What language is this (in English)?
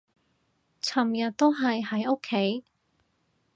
Cantonese